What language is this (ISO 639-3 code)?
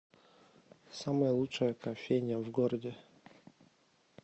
rus